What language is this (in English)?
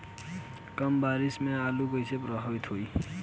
Bhojpuri